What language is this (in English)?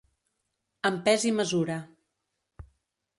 Catalan